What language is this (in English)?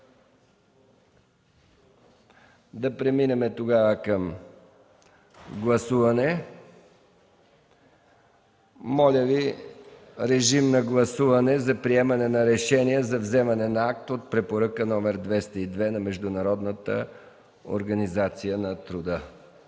Bulgarian